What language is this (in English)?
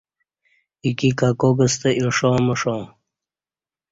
Kati